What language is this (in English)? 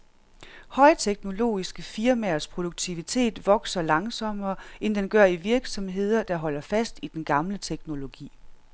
Danish